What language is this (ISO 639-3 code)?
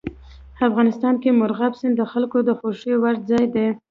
pus